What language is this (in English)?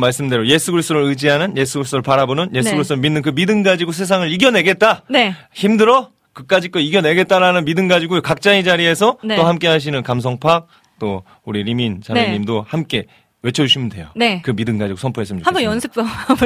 Korean